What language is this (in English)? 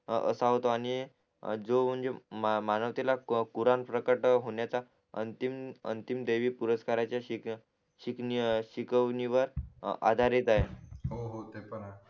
Marathi